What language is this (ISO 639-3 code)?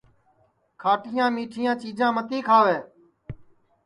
ssi